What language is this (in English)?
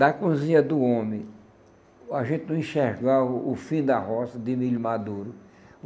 Portuguese